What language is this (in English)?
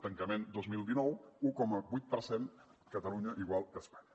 Catalan